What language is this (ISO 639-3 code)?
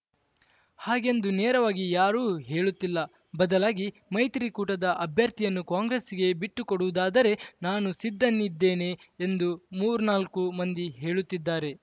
kan